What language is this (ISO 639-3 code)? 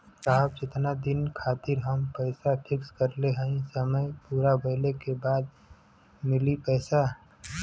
bho